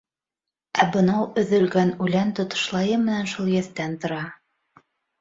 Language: Bashkir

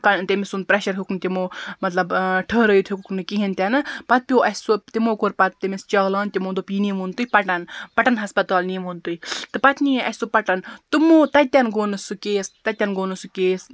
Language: Kashmiri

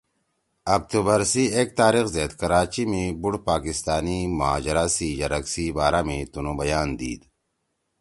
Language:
Torwali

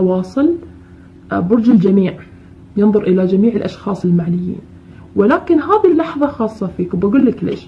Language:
Arabic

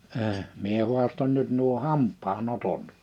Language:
Finnish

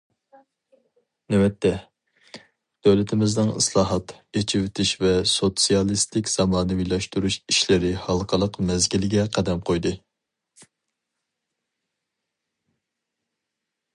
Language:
Uyghur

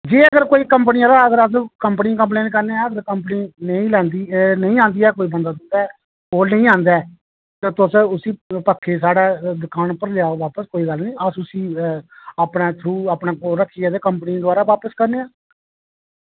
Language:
Dogri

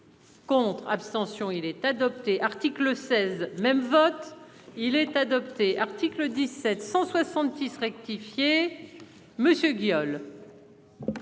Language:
French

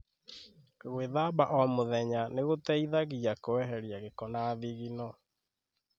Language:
Kikuyu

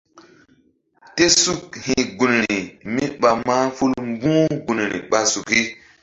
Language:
Mbum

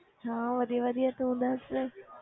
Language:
Punjabi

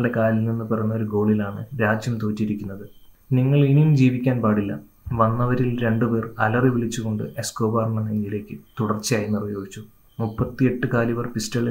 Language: Malayalam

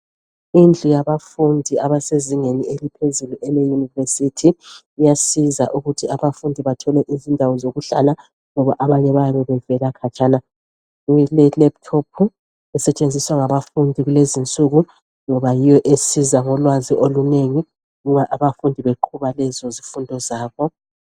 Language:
North Ndebele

